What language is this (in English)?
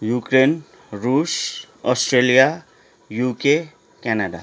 Nepali